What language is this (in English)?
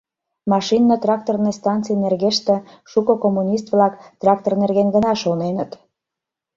Mari